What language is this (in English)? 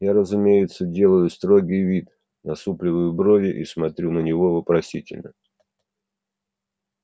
Russian